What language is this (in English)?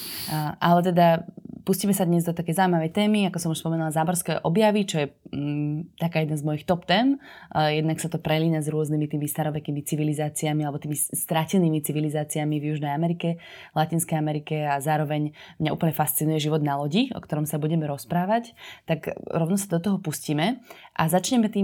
Slovak